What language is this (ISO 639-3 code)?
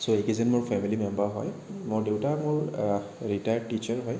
asm